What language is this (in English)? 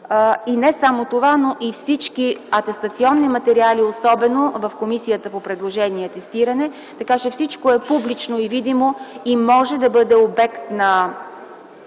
Bulgarian